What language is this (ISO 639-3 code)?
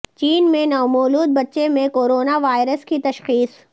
urd